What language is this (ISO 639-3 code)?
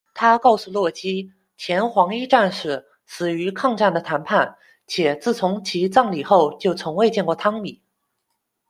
zho